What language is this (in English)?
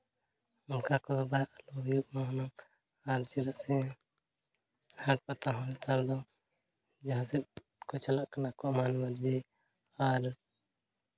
Santali